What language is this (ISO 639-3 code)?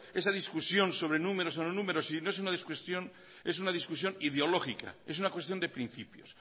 spa